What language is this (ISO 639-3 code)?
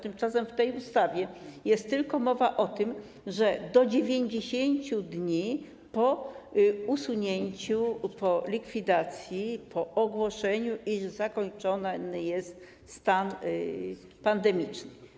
pol